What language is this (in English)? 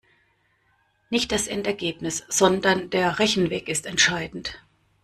German